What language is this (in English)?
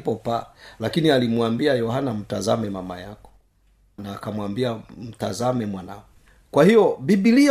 Swahili